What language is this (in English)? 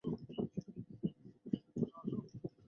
Chinese